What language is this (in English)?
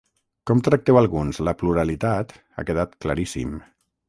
Catalan